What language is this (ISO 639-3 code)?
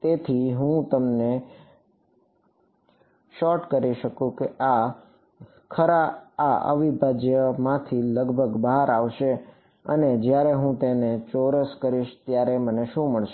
guj